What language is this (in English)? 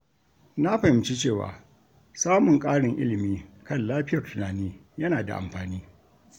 Hausa